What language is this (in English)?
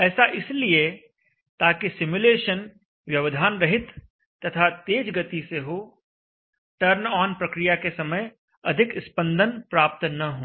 Hindi